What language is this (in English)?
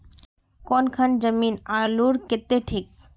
Magahi